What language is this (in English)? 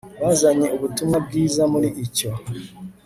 Kinyarwanda